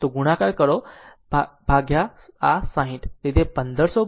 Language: Gujarati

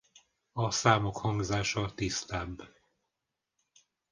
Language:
Hungarian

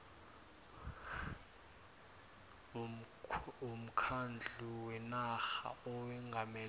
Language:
South Ndebele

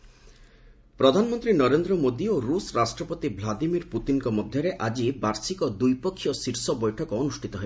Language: Odia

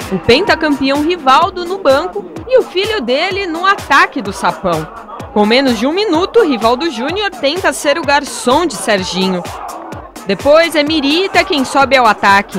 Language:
Portuguese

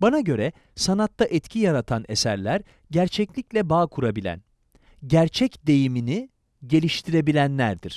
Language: Turkish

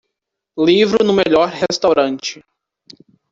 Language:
Portuguese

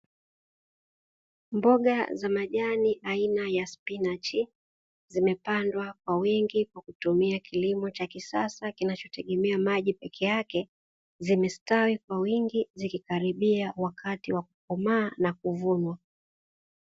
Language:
Swahili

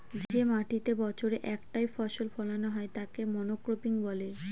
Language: Bangla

